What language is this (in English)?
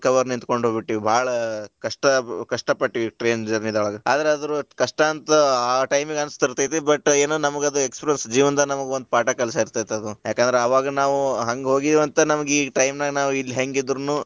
Kannada